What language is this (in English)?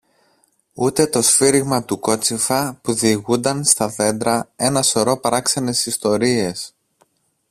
Greek